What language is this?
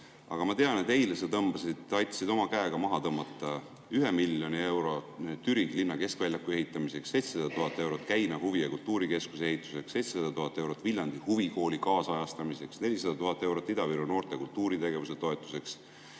Estonian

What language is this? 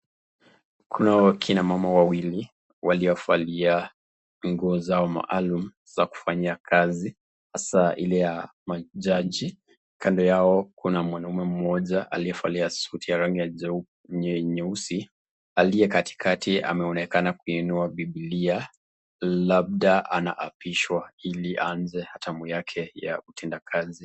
Swahili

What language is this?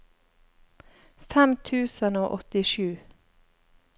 Norwegian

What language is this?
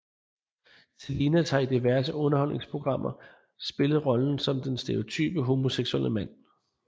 Danish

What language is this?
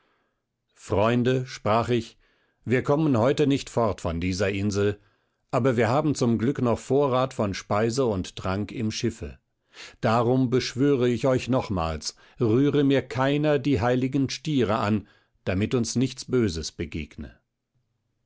German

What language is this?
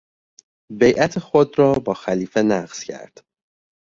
Persian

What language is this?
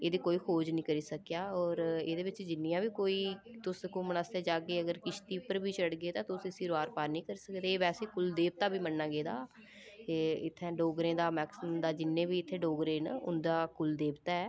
Dogri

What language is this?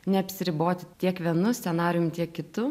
Lithuanian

